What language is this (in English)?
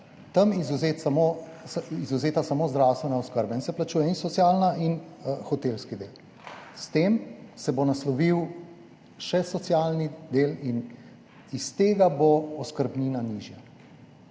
Slovenian